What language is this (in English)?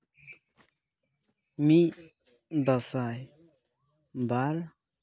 Santali